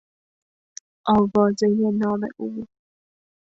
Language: Persian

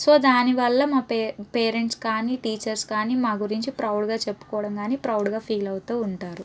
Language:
Telugu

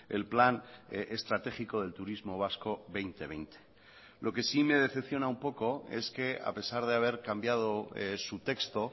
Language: Spanish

